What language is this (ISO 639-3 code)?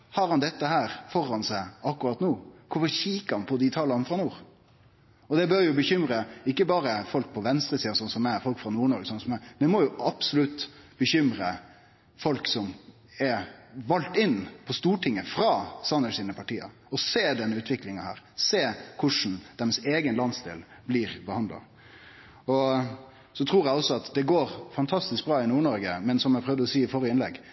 nno